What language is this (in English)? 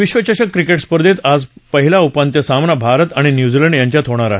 Marathi